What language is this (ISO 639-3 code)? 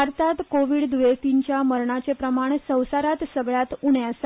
kok